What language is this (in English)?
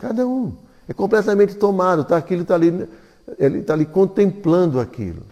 Portuguese